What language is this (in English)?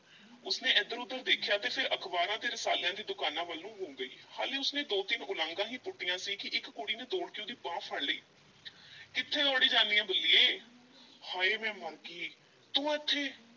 Punjabi